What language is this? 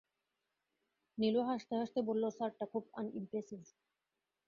Bangla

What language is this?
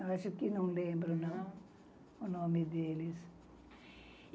Portuguese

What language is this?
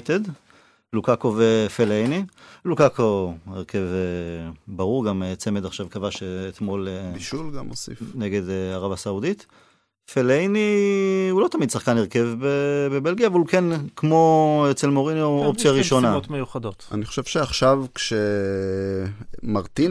Hebrew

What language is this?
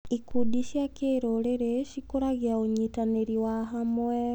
Kikuyu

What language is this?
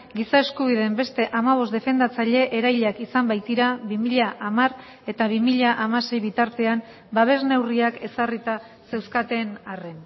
Basque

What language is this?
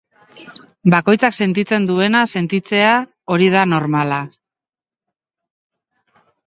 Basque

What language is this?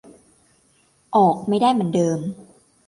Thai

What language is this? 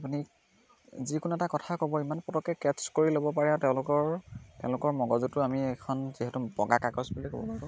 Assamese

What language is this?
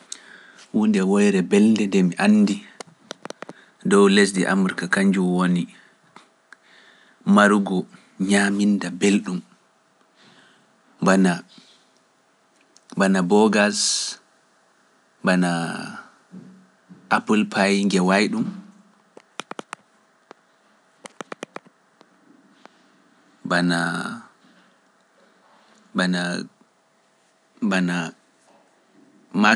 Pular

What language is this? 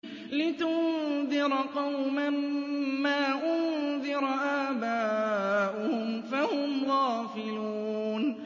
Arabic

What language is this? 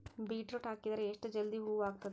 Kannada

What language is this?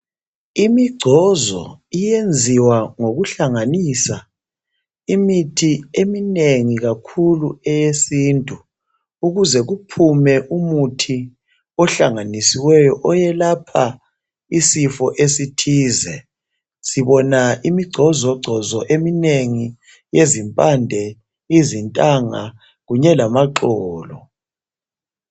North Ndebele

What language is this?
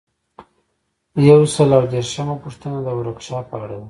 Pashto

